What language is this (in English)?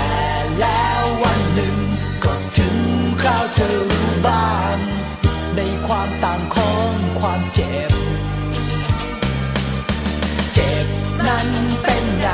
Thai